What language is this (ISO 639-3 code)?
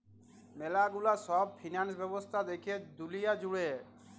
ben